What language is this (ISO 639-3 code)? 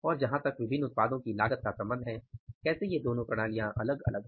hin